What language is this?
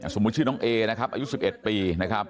Thai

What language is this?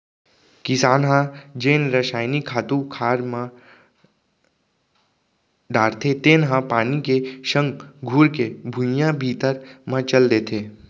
Chhattisgarhi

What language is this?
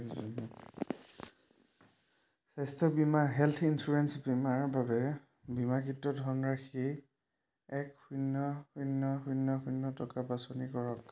Assamese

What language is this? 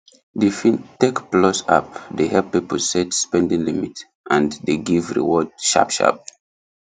Nigerian Pidgin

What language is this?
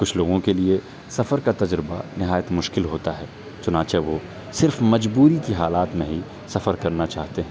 Urdu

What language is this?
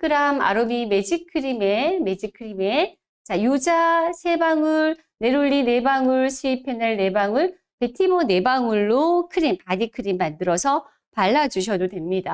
Korean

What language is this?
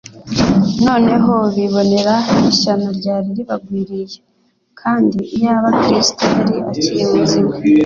Kinyarwanda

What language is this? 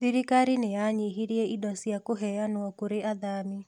Kikuyu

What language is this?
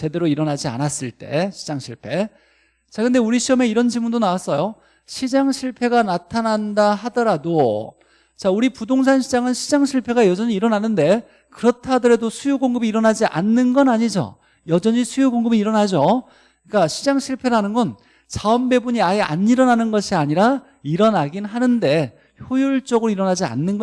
Korean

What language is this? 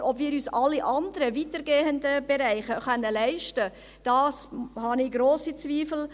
Swiss German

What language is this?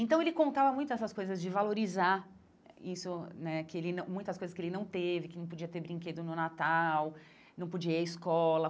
Portuguese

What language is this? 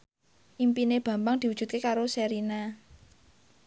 Javanese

